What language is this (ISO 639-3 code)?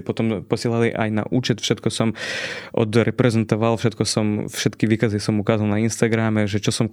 slk